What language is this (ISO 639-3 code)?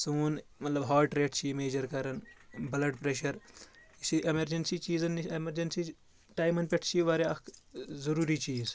kas